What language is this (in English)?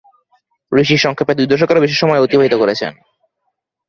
Bangla